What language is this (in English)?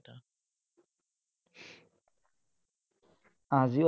Assamese